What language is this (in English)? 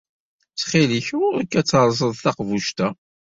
Kabyle